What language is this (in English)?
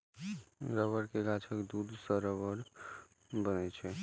Maithili